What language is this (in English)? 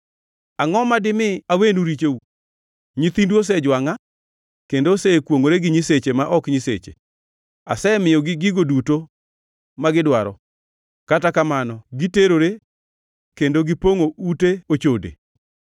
Luo (Kenya and Tanzania)